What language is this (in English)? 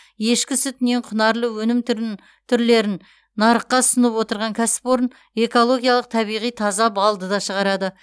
Kazakh